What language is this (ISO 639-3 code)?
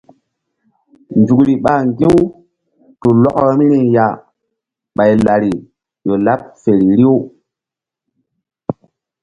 mdd